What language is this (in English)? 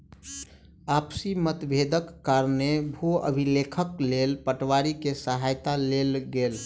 Maithili